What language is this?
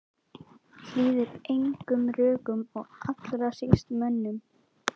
Icelandic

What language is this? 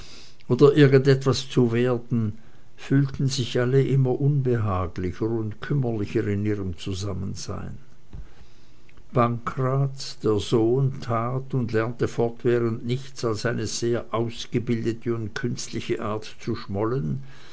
German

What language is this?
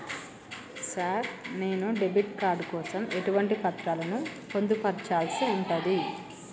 Telugu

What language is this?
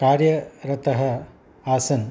Sanskrit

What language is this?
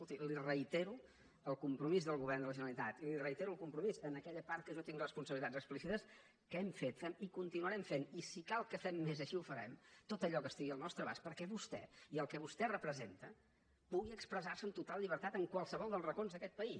Catalan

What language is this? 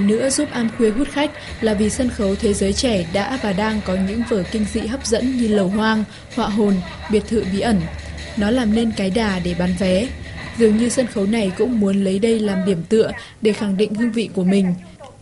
Vietnamese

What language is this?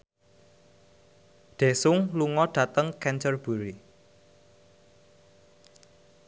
Javanese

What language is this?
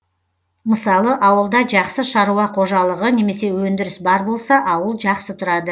Kazakh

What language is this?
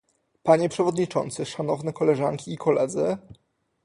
Polish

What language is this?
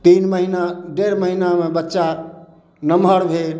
Maithili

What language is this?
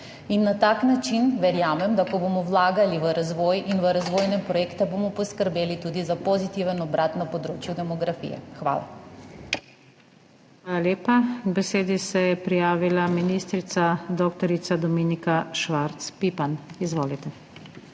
Slovenian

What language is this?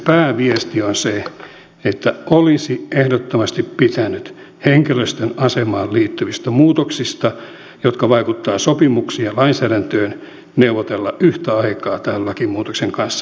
Finnish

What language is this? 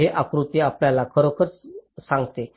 Marathi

